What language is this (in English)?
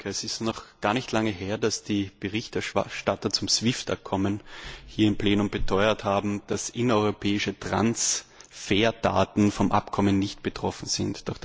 German